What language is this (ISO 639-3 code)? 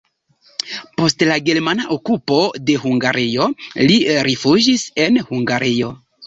epo